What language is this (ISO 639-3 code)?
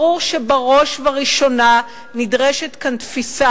heb